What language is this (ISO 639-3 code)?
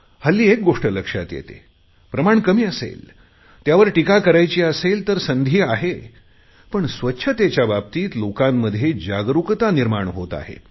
mar